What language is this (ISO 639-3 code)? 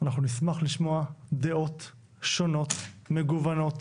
heb